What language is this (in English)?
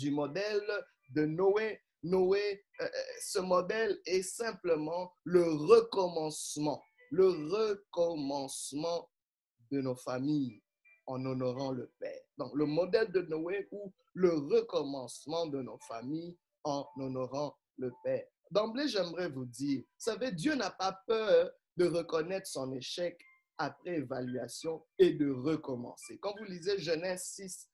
French